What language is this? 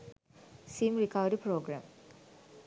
Sinhala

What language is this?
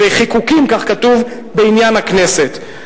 Hebrew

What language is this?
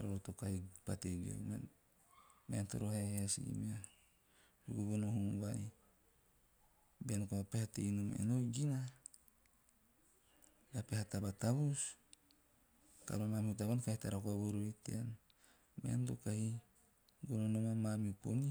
Teop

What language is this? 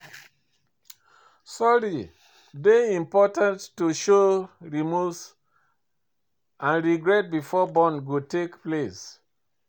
Nigerian Pidgin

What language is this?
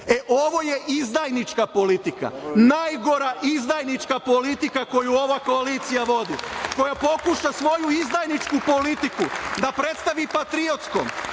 Serbian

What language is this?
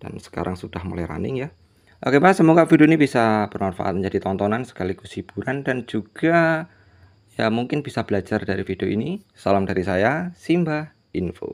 Indonesian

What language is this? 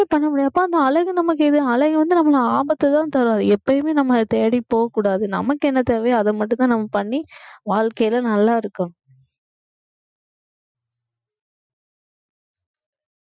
Tamil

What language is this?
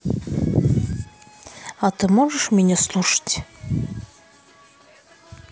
Russian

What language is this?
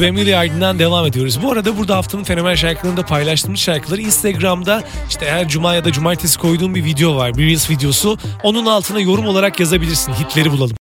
Turkish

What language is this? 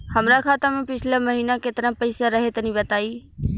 Bhojpuri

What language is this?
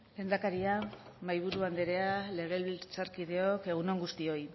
Basque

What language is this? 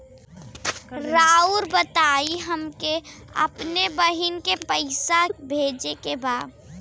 Bhojpuri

